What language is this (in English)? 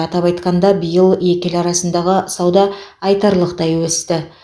Kazakh